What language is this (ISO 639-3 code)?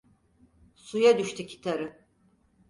tur